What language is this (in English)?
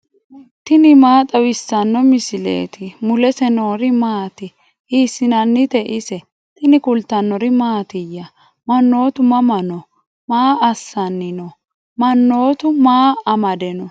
Sidamo